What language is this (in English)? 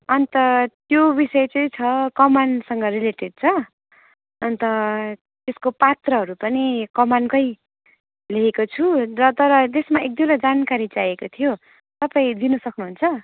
Nepali